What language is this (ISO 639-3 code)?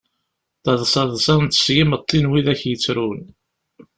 kab